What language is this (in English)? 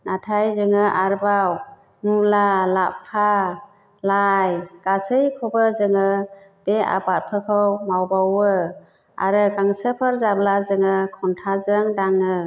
Bodo